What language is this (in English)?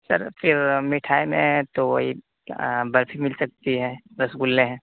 Urdu